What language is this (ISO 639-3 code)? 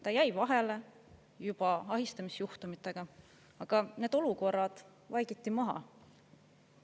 est